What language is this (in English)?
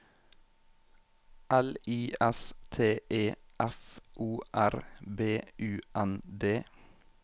Norwegian